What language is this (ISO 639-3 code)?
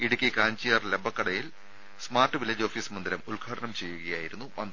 mal